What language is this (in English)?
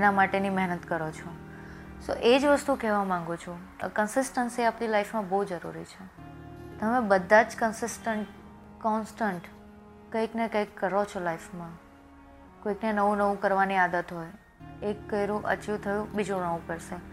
Gujarati